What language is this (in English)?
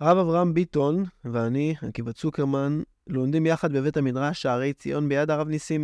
Hebrew